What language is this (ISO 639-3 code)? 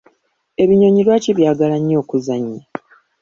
lug